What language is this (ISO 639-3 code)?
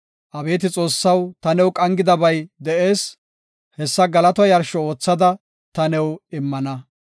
gof